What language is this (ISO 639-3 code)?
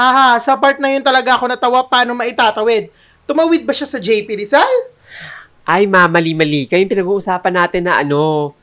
fil